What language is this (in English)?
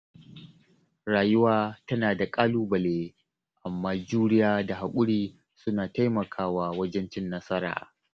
Hausa